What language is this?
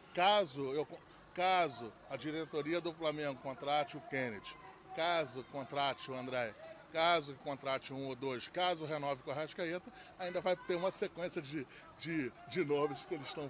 Portuguese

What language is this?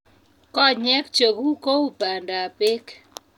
Kalenjin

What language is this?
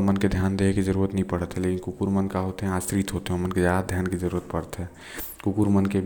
Korwa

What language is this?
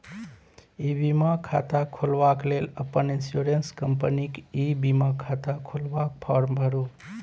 Maithili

